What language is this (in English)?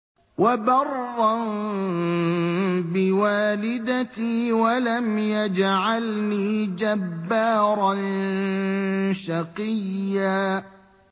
Arabic